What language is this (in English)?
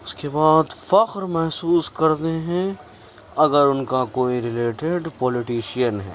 Urdu